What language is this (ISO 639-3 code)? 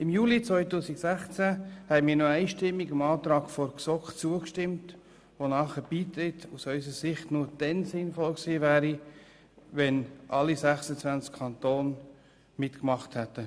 gsw